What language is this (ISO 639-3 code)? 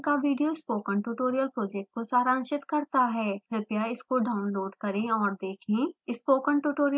hin